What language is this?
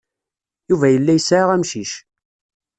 Kabyle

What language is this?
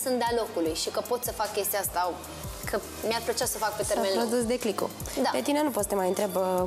Romanian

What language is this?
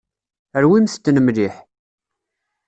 Kabyle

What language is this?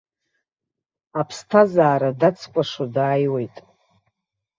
Abkhazian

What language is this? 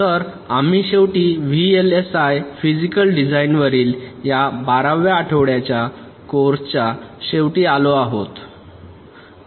Marathi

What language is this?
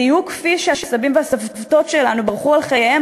Hebrew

